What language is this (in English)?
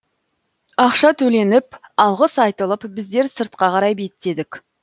Kazakh